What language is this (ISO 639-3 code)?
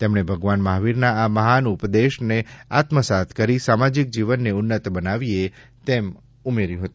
guj